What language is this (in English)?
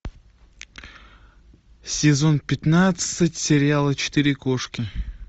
Russian